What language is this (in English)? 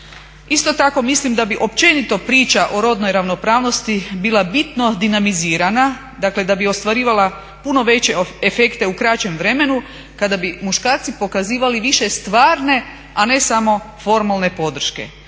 Croatian